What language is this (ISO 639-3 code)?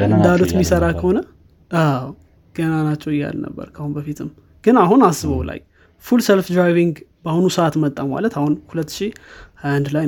amh